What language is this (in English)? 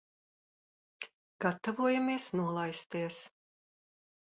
Latvian